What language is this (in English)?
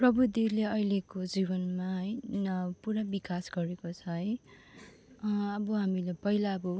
Nepali